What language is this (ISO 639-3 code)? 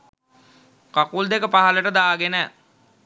sin